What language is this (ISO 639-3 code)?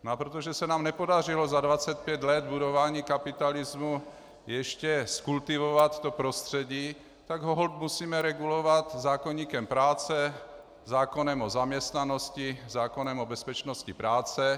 ces